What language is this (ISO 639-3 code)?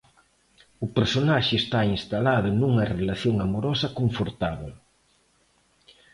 glg